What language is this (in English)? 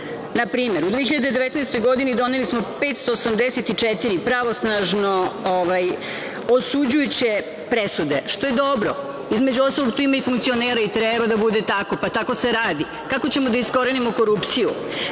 Serbian